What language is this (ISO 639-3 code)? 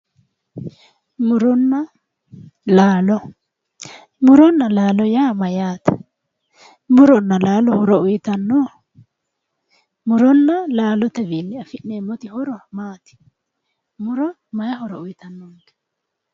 sid